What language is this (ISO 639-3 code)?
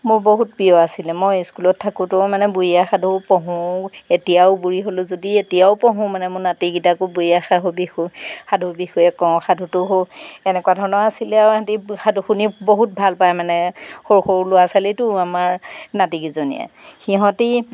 asm